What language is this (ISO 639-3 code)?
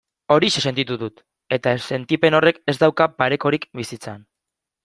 eus